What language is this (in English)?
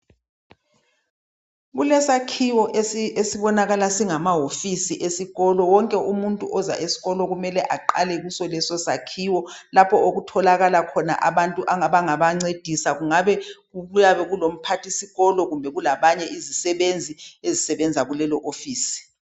North Ndebele